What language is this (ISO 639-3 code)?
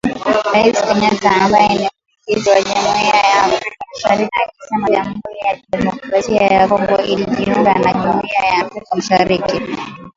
swa